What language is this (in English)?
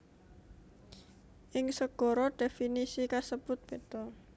Javanese